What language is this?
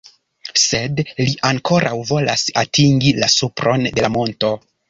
Esperanto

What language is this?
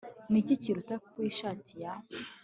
Kinyarwanda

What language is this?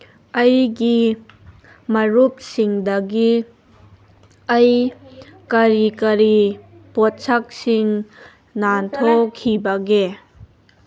Manipuri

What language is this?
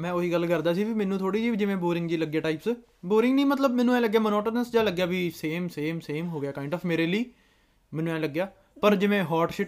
Punjabi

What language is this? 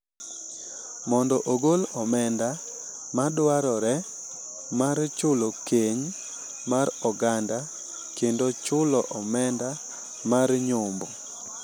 Luo (Kenya and Tanzania)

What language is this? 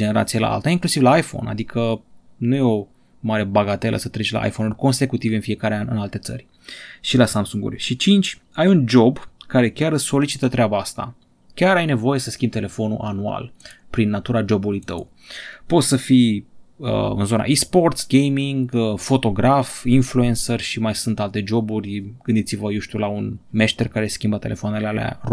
Romanian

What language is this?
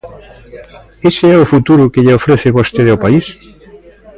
Galician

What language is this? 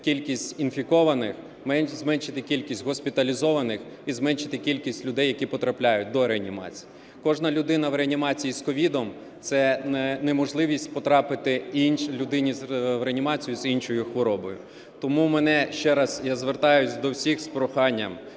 Ukrainian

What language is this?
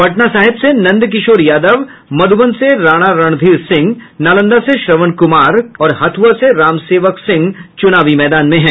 Hindi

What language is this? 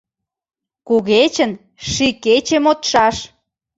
Mari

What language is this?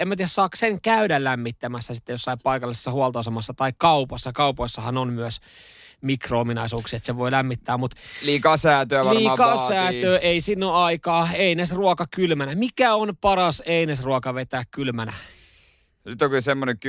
Finnish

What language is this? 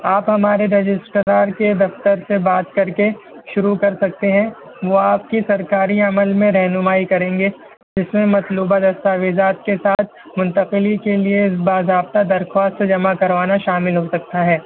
Urdu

